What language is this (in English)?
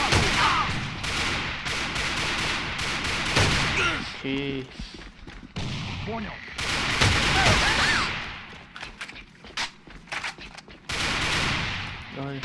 German